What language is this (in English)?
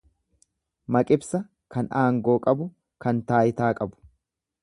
Oromo